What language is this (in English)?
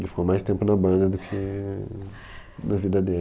Portuguese